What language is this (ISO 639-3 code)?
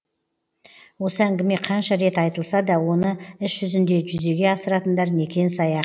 kaz